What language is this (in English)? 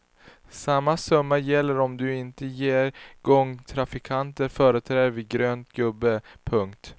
Swedish